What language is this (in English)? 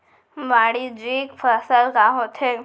Chhattisgarhi